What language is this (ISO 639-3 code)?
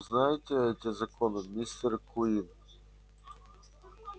rus